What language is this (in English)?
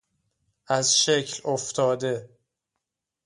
Persian